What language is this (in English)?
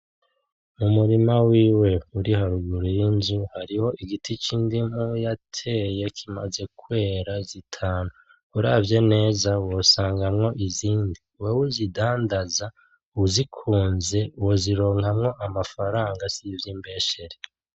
Rundi